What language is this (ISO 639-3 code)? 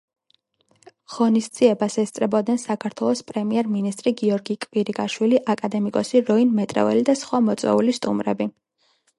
kat